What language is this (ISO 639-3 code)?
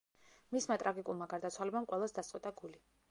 kat